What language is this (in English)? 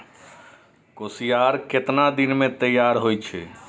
Maithili